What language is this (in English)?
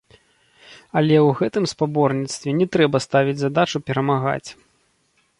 Belarusian